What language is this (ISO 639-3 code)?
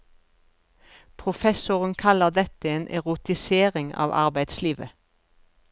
nor